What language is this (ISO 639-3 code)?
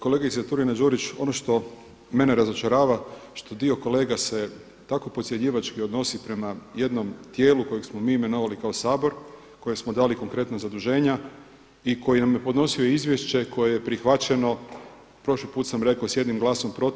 hrv